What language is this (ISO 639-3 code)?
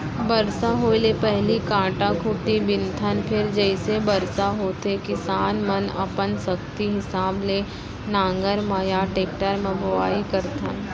hne